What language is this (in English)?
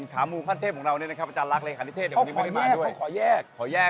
Thai